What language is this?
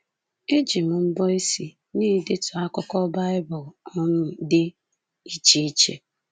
Igbo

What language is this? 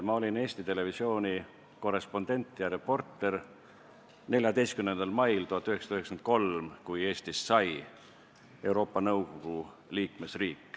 Estonian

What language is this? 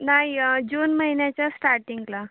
Marathi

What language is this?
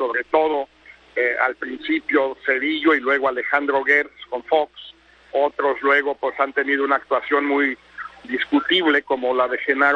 Spanish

